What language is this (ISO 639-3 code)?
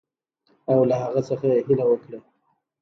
pus